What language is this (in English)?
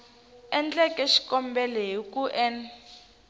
Tsonga